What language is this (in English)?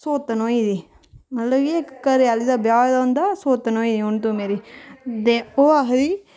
Dogri